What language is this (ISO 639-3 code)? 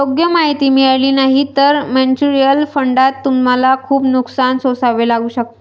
mar